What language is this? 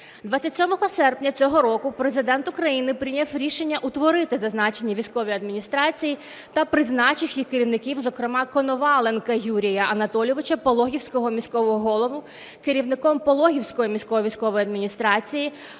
Ukrainian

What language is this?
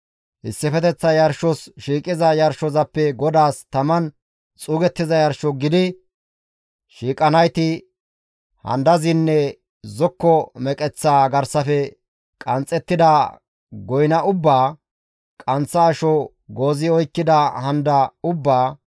Gamo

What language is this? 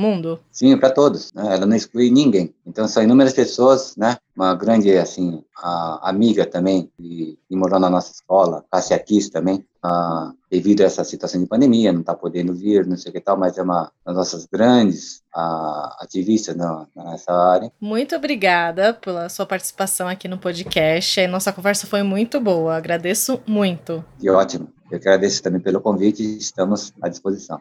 Portuguese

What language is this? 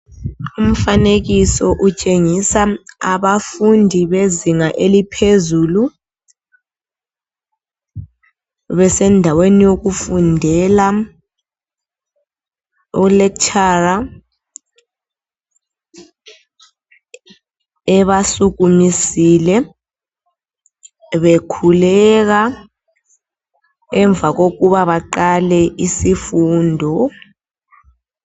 North Ndebele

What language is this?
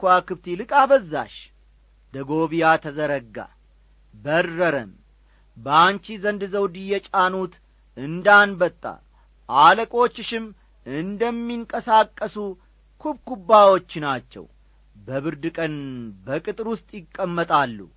Amharic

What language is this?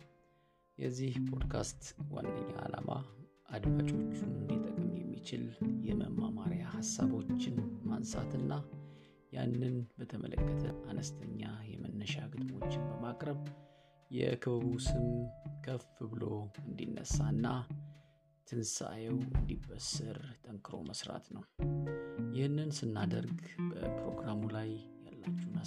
Amharic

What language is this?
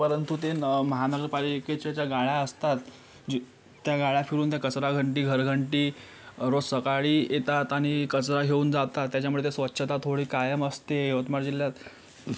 Marathi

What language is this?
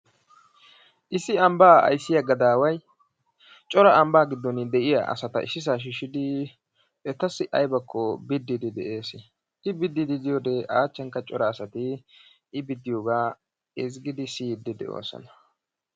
Wolaytta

